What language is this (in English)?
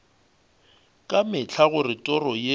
Northern Sotho